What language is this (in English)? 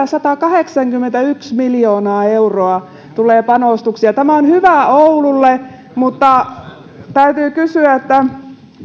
Finnish